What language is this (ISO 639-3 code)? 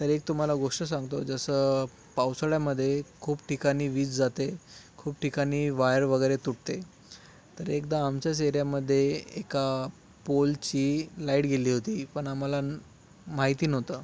mar